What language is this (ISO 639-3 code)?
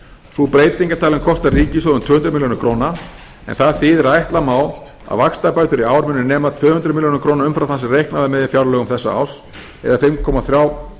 isl